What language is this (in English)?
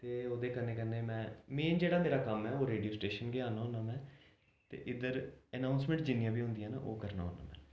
Dogri